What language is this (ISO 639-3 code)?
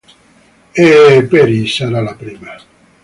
ita